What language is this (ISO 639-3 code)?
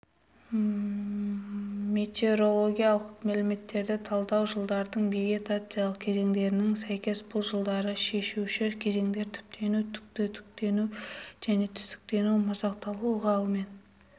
kaz